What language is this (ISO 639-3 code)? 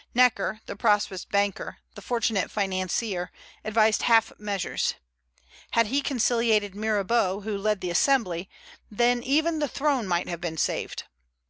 eng